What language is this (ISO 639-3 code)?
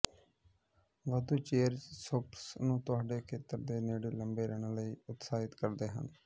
pan